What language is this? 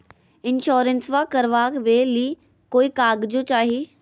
Magahi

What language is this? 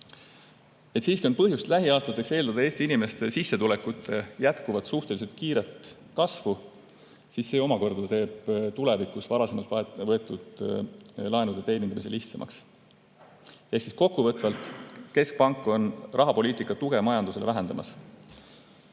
Estonian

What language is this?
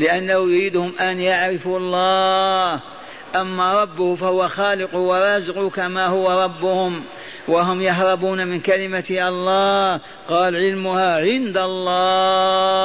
Arabic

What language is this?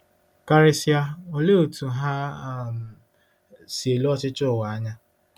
Igbo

